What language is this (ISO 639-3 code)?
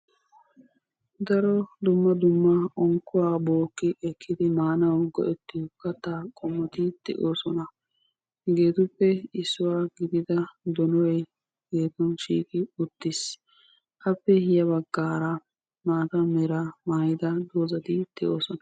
wal